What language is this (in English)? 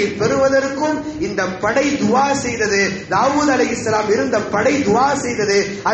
Arabic